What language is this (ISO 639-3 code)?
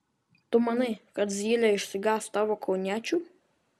lit